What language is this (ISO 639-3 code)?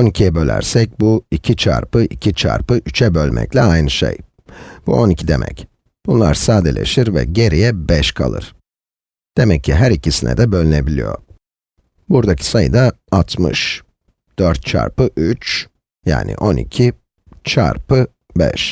tur